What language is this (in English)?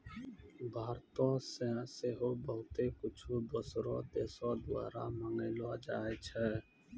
Maithili